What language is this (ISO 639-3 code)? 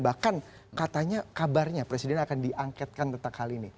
ind